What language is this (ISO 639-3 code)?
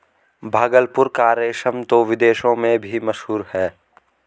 hin